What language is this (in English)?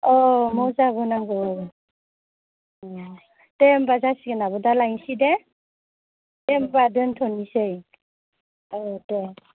Bodo